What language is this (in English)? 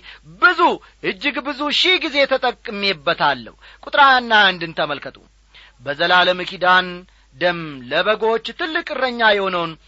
Amharic